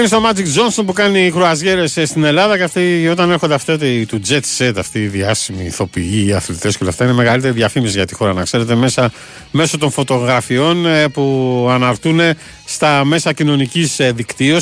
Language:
Greek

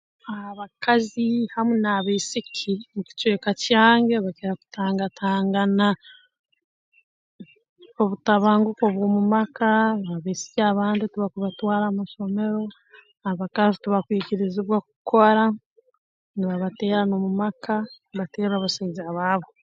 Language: Tooro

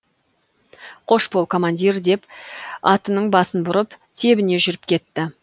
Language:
Kazakh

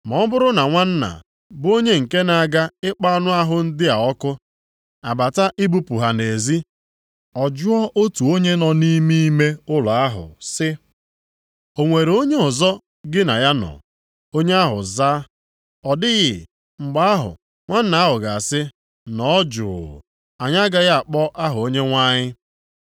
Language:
Igbo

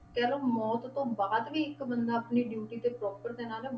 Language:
Punjabi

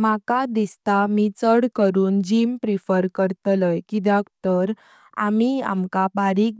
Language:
Konkani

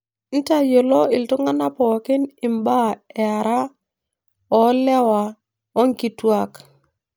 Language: Masai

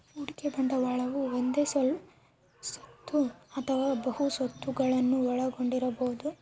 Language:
Kannada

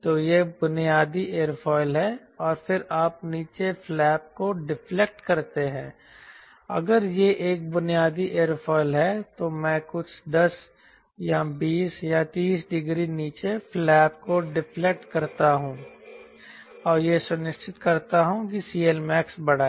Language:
Hindi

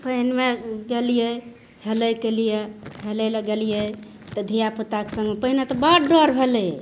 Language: Maithili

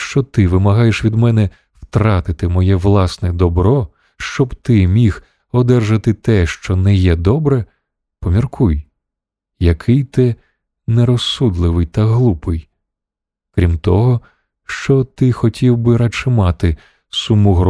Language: Ukrainian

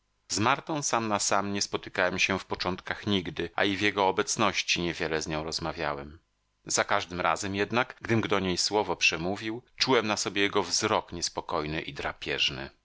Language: Polish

